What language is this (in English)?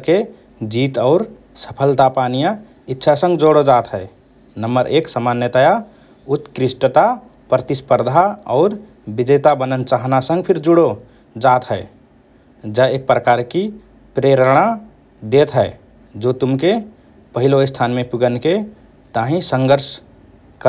Rana Tharu